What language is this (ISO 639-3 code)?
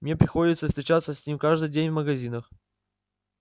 rus